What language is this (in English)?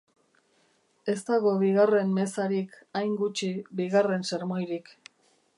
Basque